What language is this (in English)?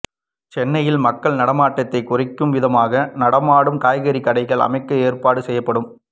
Tamil